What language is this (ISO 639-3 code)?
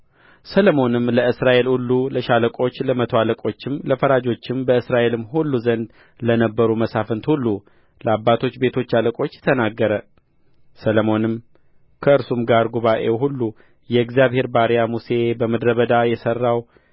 amh